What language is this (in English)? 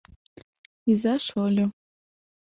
Mari